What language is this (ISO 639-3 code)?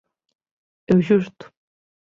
glg